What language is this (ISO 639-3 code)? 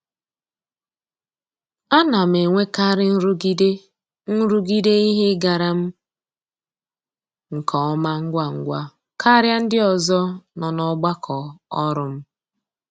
ibo